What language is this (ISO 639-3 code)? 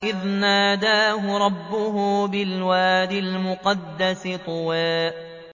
ara